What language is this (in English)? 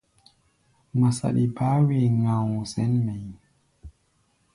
Gbaya